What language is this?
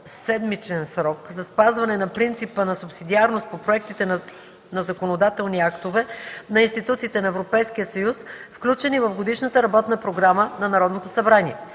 Bulgarian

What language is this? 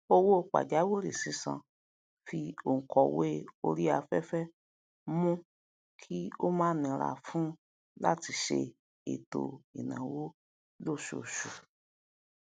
Yoruba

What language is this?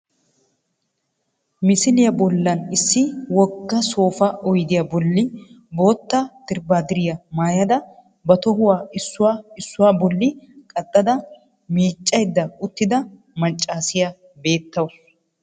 Wolaytta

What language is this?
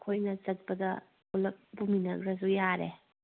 Manipuri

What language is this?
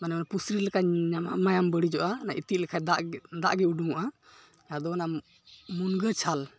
Santali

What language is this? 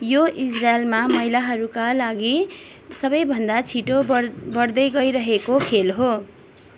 Nepali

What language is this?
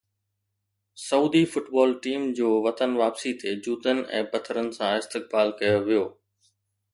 Sindhi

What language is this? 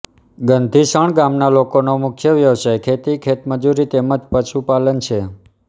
Gujarati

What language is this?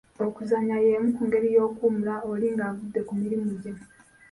Ganda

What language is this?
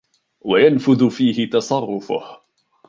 Arabic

